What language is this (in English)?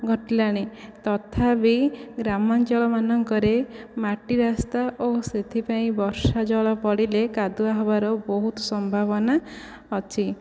Odia